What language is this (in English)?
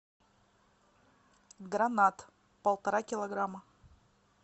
Russian